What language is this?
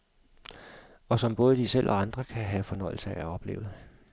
Danish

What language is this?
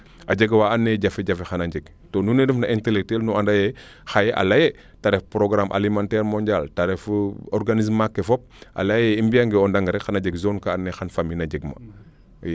Serer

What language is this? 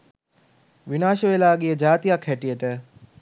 Sinhala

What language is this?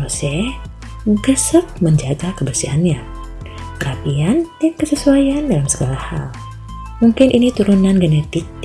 Indonesian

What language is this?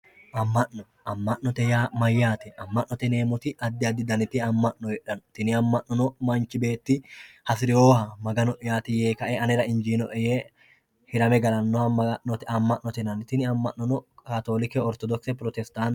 Sidamo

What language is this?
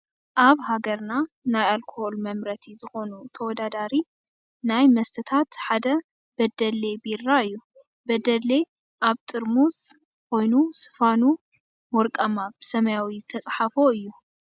Tigrinya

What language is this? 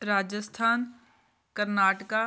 Punjabi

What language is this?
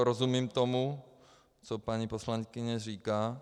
Czech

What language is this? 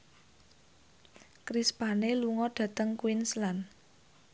Javanese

